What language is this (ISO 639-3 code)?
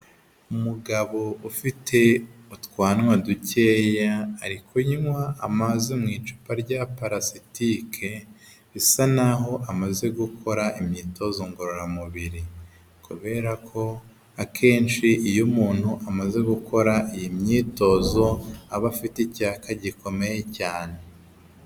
kin